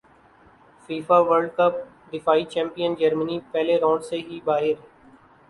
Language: Urdu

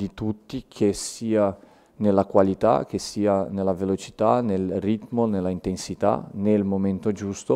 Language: Italian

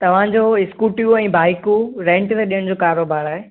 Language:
Sindhi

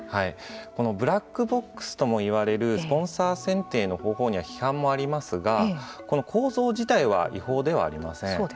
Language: Japanese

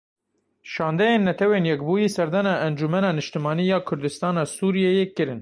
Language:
Kurdish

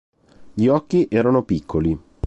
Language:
Italian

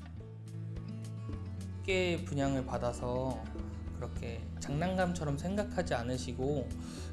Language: Korean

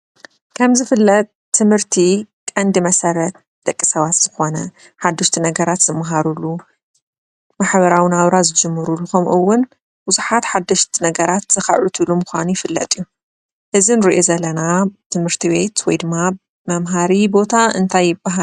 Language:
Tigrinya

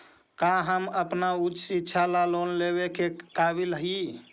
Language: Magahi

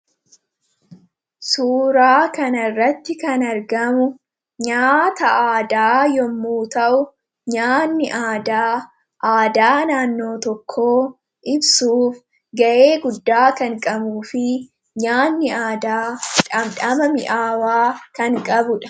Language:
Oromo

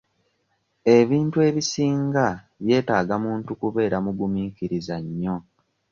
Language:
Ganda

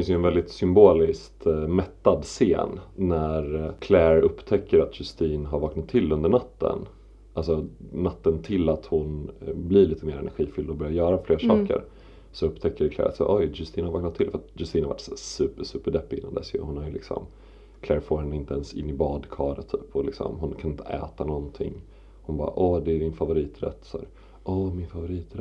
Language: Swedish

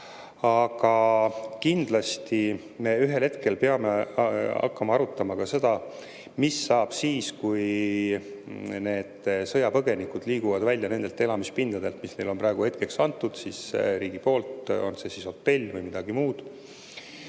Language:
Estonian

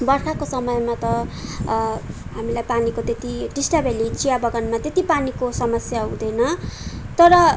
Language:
Nepali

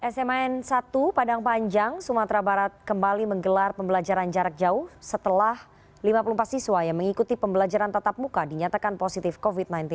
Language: Indonesian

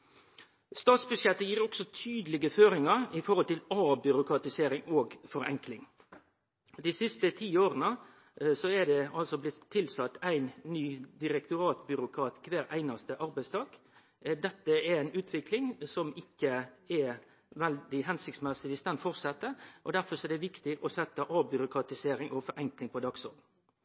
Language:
Norwegian Nynorsk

